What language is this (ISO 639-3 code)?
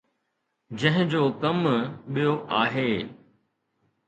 snd